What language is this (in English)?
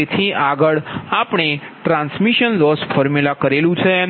Gujarati